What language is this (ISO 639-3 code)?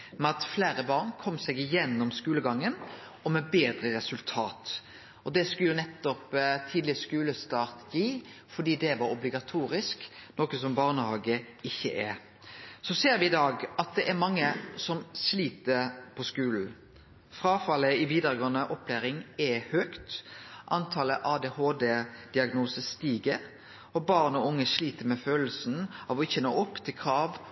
nno